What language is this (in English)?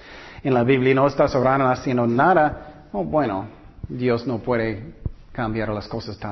Spanish